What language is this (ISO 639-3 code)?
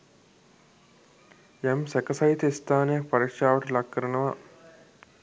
sin